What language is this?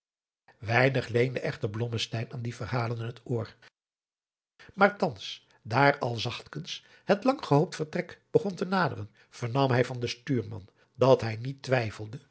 Dutch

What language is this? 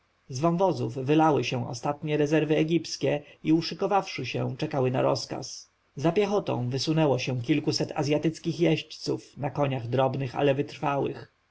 Polish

